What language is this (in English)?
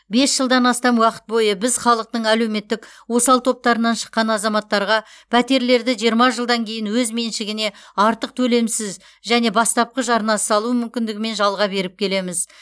Kazakh